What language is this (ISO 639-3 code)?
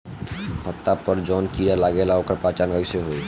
bho